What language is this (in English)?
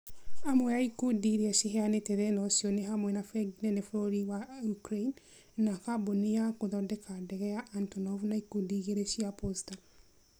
Kikuyu